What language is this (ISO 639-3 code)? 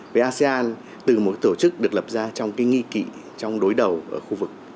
vie